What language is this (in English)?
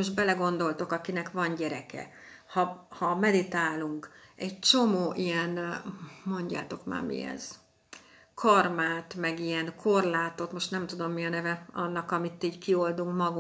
Hungarian